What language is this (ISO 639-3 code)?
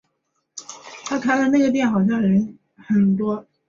zho